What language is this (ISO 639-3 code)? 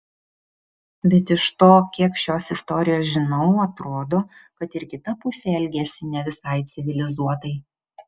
lit